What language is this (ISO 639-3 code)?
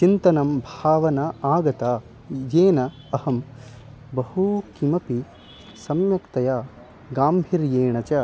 san